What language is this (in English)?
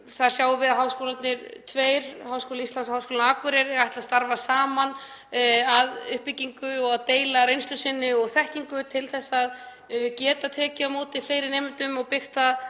Icelandic